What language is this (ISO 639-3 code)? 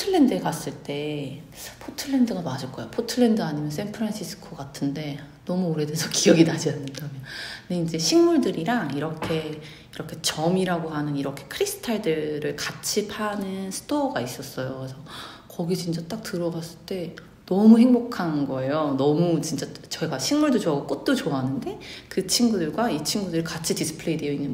kor